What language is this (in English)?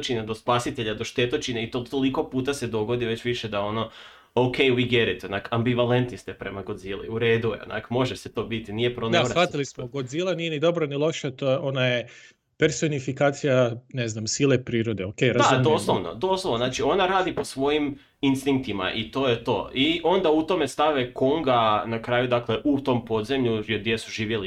Croatian